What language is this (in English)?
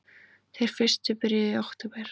Icelandic